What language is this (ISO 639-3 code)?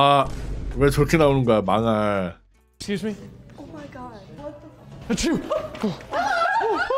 kor